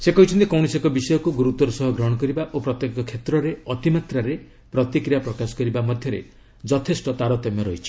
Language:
Odia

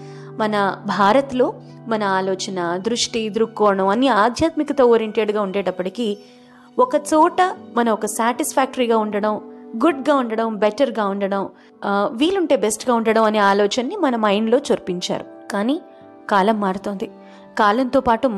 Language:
Telugu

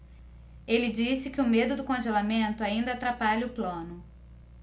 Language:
Portuguese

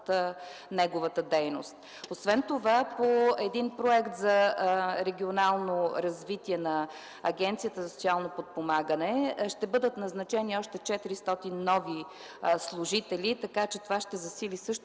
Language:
Bulgarian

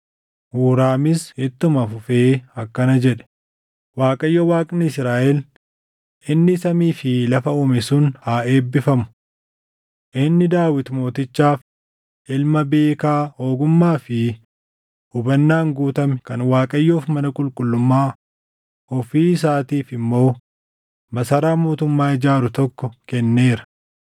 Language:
Oromo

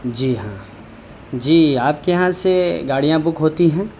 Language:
Urdu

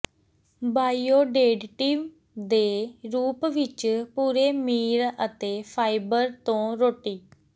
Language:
Punjabi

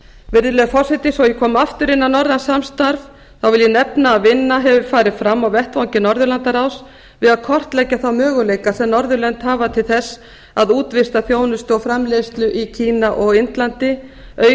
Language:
Icelandic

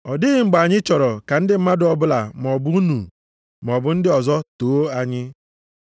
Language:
Igbo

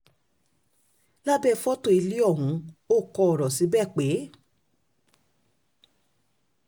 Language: Yoruba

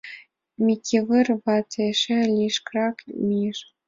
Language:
Mari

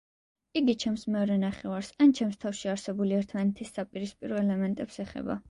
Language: Georgian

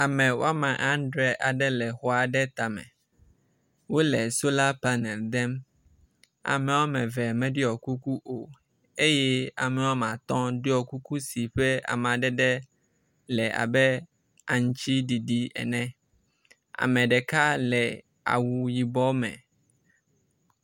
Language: Ewe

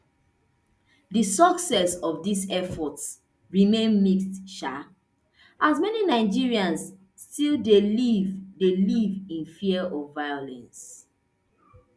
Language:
Nigerian Pidgin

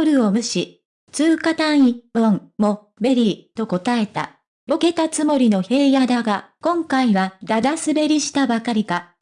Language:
Japanese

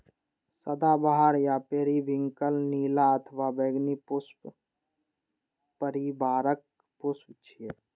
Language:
Maithili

